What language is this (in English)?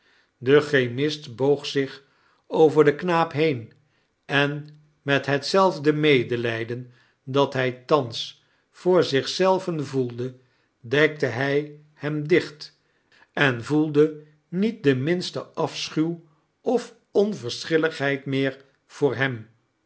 Dutch